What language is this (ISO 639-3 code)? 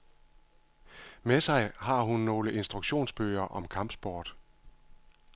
dan